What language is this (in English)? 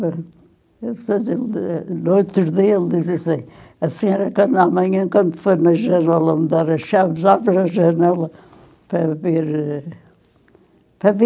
Portuguese